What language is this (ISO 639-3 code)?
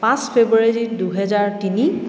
asm